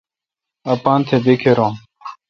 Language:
Kalkoti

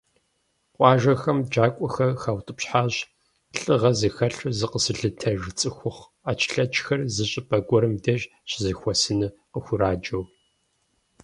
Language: Kabardian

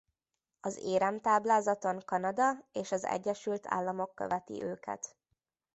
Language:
Hungarian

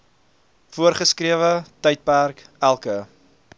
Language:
Afrikaans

